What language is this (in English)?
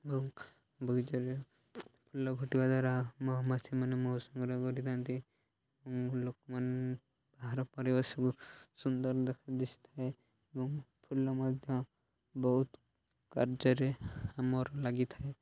Odia